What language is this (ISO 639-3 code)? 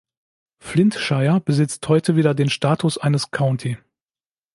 deu